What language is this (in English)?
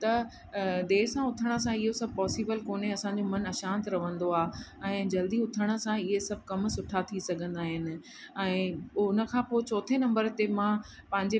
Sindhi